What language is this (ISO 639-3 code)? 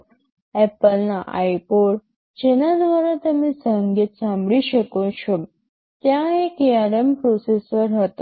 guj